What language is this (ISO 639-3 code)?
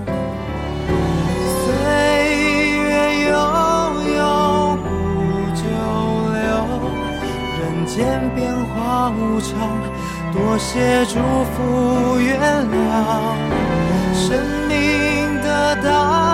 zho